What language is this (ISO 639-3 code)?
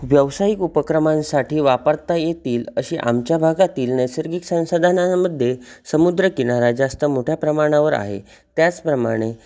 mar